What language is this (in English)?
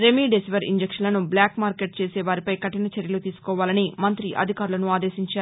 Telugu